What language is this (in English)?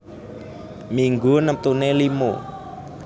Javanese